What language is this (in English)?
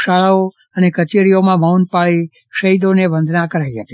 Gujarati